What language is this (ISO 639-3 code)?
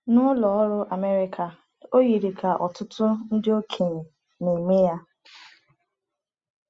ibo